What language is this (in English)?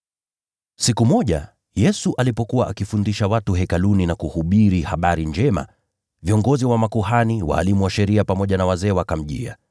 Swahili